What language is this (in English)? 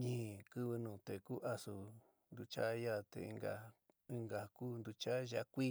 San Miguel El Grande Mixtec